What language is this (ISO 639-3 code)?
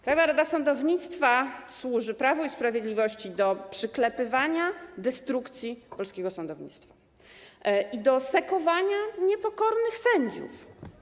pol